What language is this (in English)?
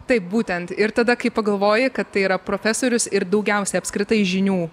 Lithuanian